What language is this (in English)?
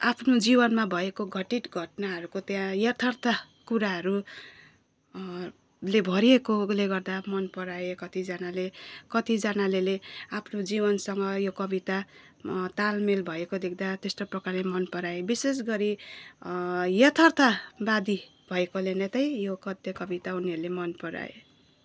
Nepali